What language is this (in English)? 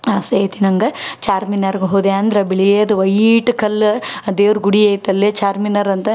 Kannada